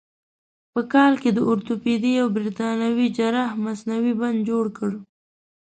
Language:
Pashto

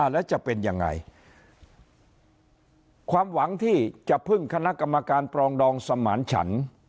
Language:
Thai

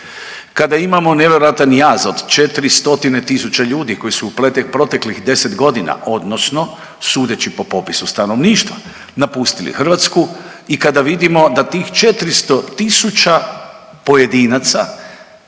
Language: Croatian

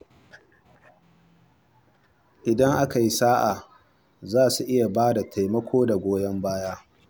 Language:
Hausa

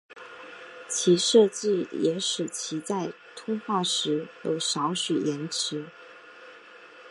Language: Chinese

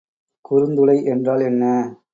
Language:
Tamil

